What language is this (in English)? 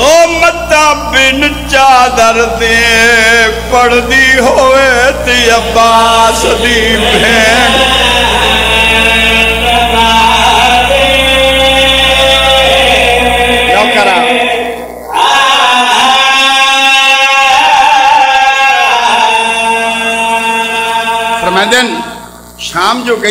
Arabic